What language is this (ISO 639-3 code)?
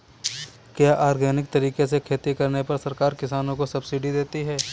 hin